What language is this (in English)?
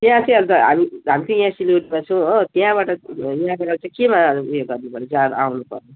Nepali